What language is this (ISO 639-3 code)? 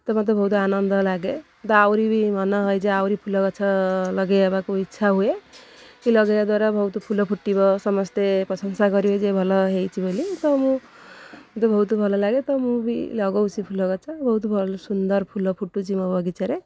ori